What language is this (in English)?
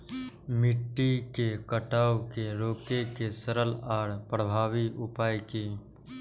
Maithili